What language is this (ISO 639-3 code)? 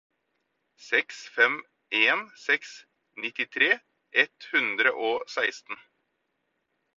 nob